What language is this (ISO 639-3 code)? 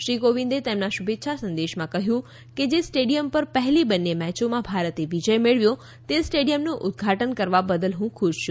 guj